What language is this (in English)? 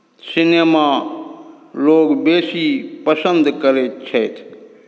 Maithili